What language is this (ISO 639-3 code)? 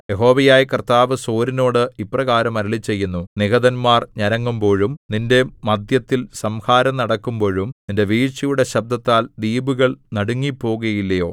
mal